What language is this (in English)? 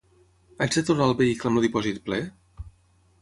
Catalan